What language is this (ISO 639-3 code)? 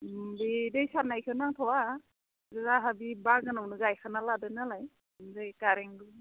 brx